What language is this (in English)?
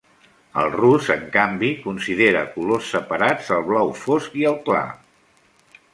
Catalan